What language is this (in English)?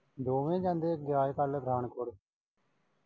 Punjabi